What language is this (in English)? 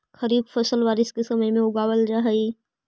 Magahi